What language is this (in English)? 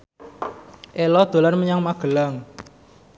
Javanese